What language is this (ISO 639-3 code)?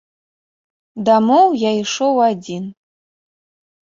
bel